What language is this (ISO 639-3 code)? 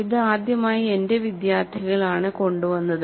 mal